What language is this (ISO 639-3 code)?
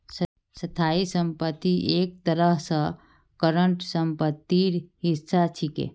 mag